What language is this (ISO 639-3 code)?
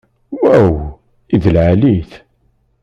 kab